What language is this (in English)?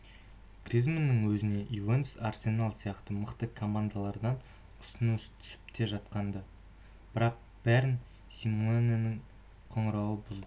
Kazakh